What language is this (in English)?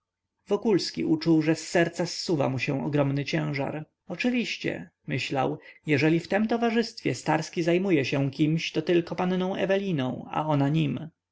Polish